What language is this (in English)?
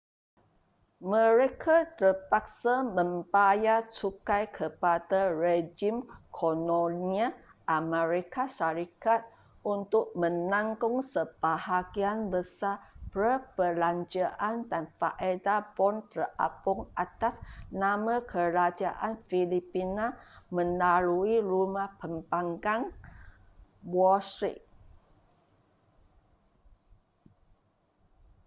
Malay